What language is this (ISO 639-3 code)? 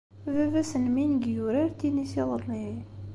kab